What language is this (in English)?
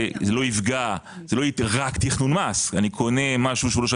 Hebrew